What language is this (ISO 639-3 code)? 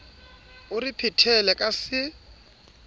sot